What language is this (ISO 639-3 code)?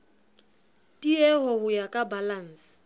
sot